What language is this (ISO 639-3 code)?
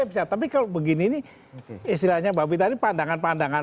ind